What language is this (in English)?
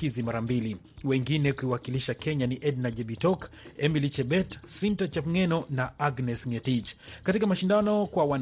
Swahili